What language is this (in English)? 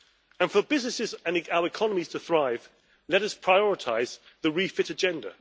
English